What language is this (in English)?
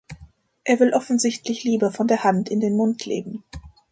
German